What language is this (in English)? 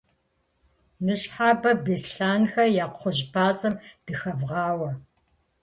Kabardian